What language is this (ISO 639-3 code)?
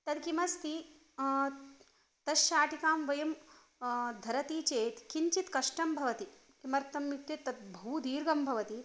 san